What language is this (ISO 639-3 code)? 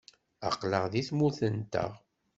kab